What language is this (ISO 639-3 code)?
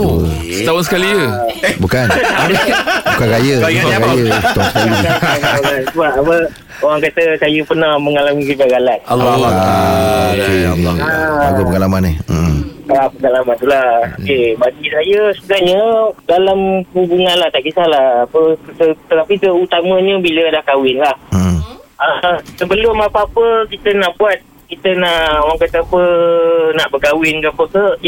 msa